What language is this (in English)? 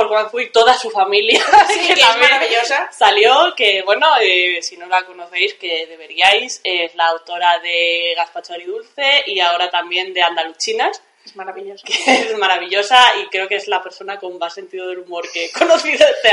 Spanish